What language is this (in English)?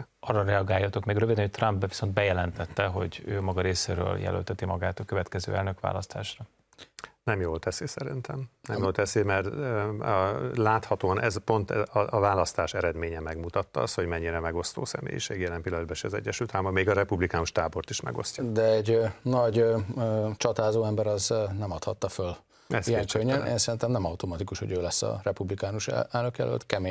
Hungarian